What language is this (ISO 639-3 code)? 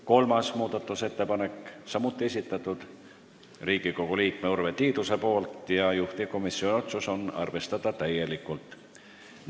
est